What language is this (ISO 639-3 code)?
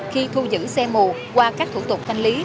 vie